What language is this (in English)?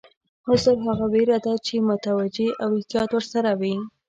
Pashto